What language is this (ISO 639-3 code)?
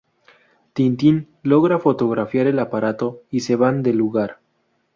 spa